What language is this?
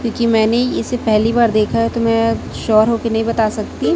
Hindi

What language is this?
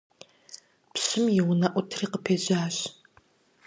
Kabardian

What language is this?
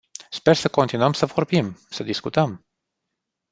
Romanian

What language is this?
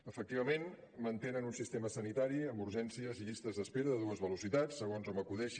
Catalan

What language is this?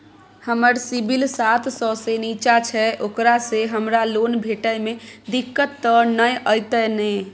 Maithili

